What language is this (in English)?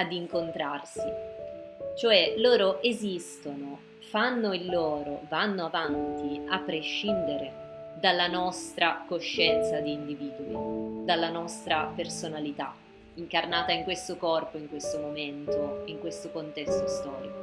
Italian